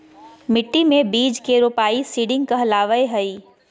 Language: Magahi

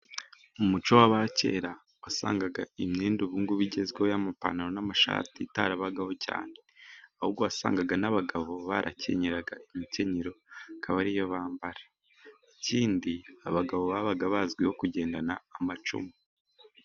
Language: Kinyarwanda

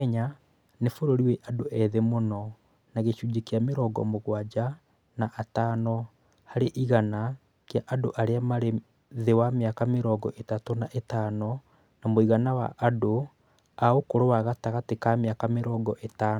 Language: Kikuyu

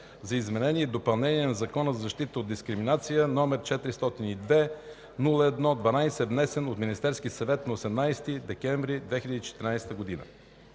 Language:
Bulgarian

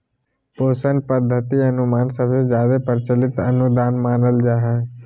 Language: Magahi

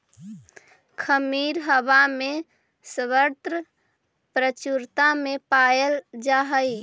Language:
Magahi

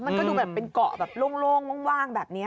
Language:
Thai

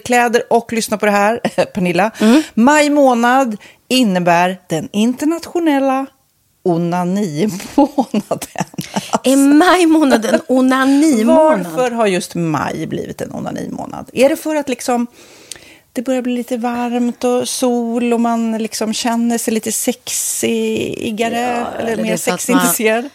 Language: Swedish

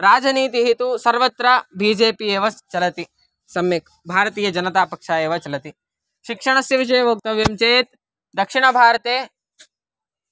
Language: Sanskrit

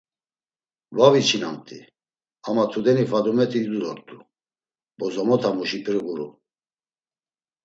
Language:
Laz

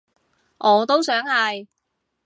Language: Cantonese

